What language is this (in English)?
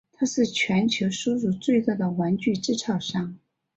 Chinese